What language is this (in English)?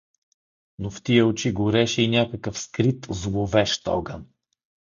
Bulgarian